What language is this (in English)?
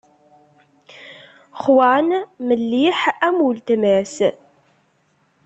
Kabyle